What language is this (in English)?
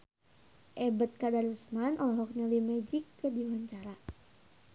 Sundanese